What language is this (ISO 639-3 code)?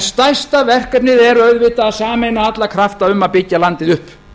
isl